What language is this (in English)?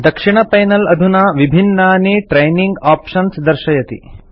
Sanskrit